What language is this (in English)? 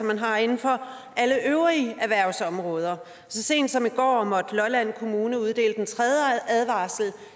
Danish